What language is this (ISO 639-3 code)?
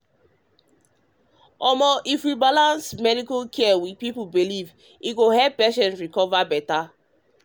pcm